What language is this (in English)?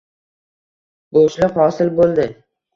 Uzbek